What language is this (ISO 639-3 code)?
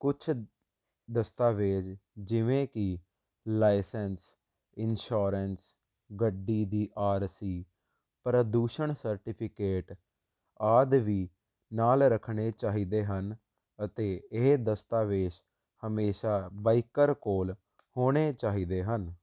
pan